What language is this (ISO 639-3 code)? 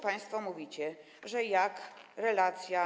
pol